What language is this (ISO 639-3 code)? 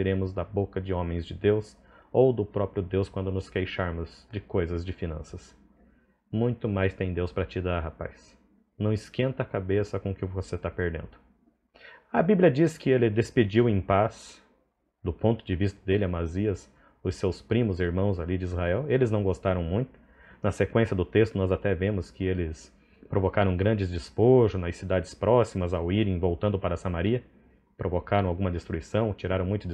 por